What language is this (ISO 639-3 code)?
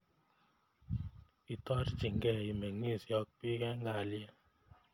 kln